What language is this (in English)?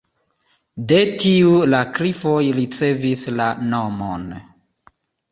Esperanto